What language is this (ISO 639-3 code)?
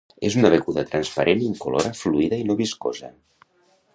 cat